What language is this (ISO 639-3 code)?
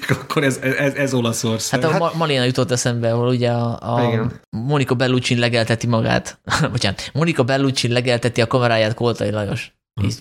hun